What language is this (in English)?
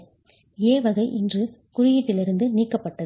Tamil